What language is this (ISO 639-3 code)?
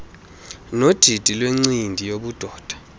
xho